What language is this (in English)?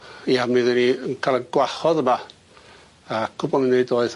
Welsh